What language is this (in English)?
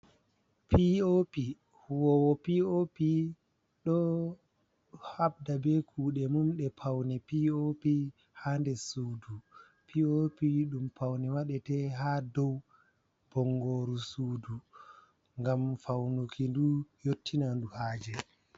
Fula